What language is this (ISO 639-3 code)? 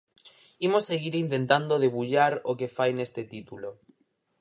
glg